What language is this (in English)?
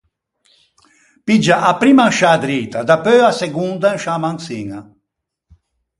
Ligurian